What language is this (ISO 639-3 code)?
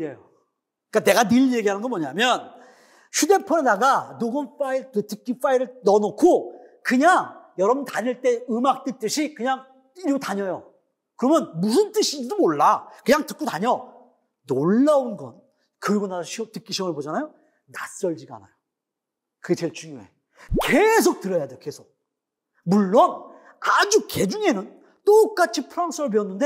kor